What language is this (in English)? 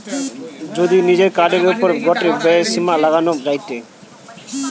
Bangla